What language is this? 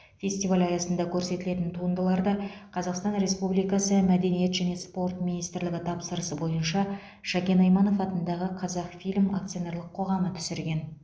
Kazakh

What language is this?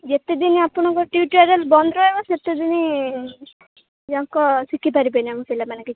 Odia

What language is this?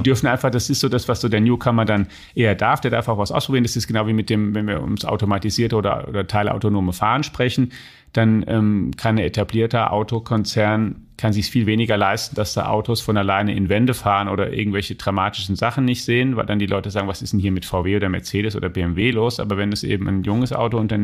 German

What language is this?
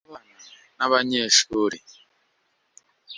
Kinyarwanda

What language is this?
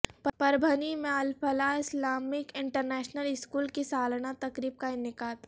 Urdu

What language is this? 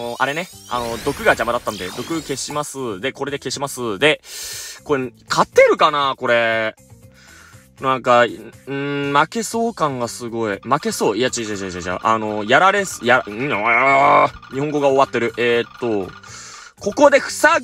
Japanese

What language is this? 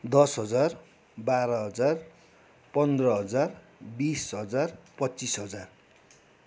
Nepali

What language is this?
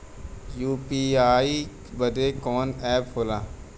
Bhojpuri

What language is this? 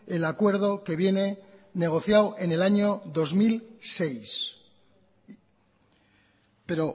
Spanish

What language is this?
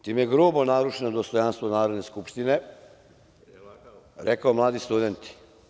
Serbian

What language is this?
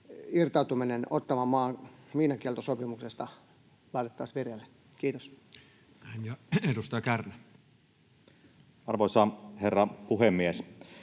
Finnish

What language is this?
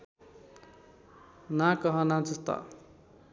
Nepali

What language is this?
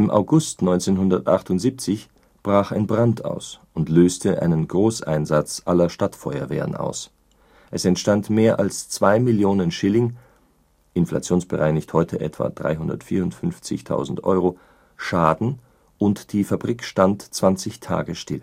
German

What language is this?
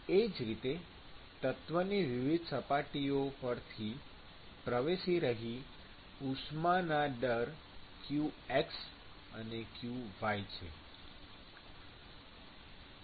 Gujarati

